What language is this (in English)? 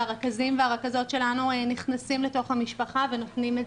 Hebrew